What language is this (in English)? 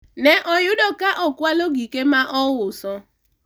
Luo (Kenya and Tanzania)